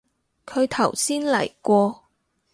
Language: Cantonese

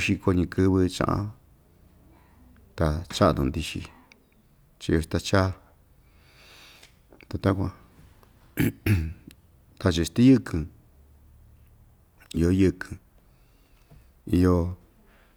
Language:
Ixtayutla Mixtec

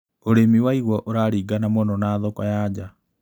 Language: Kikuyu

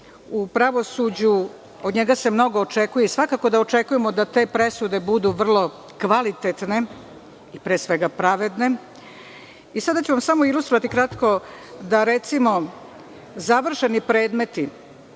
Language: Serbian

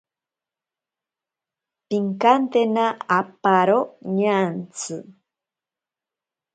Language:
Ashéninka Perené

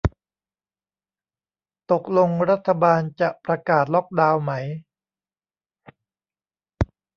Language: Thai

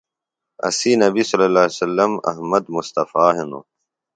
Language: Phalura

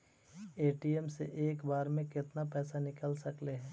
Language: Magahi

